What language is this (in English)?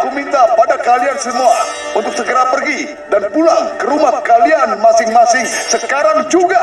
Indonesian